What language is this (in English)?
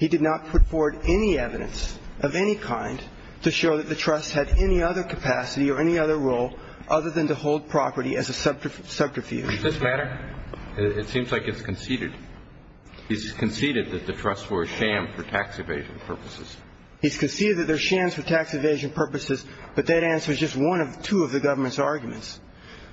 English